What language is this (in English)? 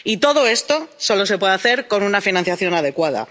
Spanish